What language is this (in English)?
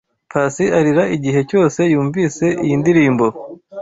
Kinyarwanda